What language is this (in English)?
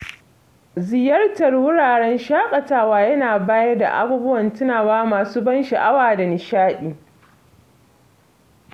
Hausa